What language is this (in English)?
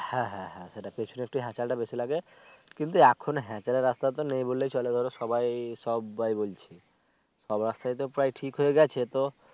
Bangla